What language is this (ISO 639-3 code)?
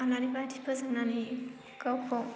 brx